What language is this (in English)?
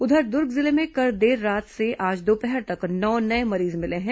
Hindi